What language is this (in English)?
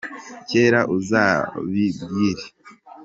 Kinyarwanda